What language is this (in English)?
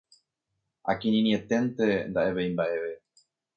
Guarani